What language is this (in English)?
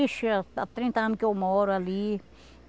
Portuguese